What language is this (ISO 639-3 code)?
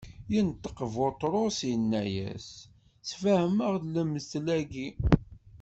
kab